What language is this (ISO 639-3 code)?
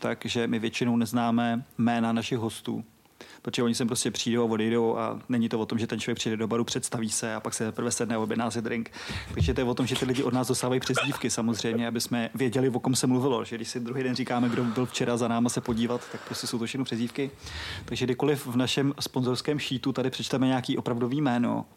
ces